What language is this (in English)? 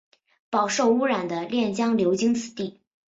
Chinese